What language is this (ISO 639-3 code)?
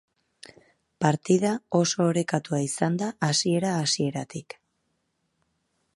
eus